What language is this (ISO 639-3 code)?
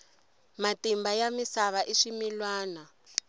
tso